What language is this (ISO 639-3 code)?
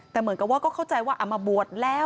tha